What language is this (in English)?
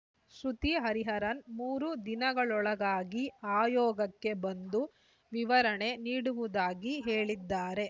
Kannada